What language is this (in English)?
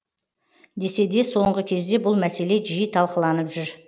Kazakh